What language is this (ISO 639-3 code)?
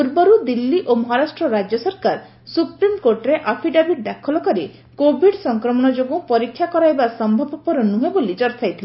ori